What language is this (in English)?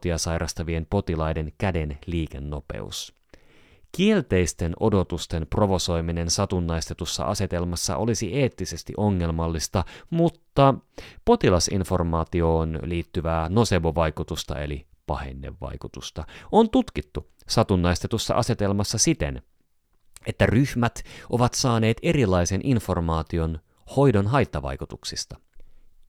Finnish